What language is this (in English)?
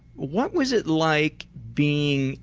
English